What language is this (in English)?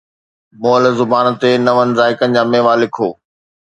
Sindhi